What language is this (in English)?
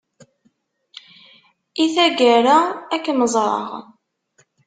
Kabyle